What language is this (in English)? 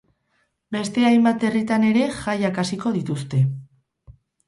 Basque